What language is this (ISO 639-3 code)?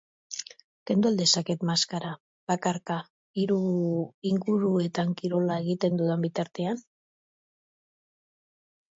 eus